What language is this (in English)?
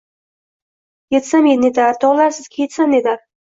Uzbek